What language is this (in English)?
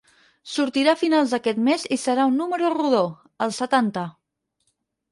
Catalan